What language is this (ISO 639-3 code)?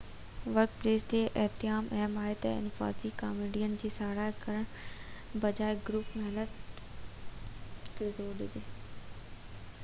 snd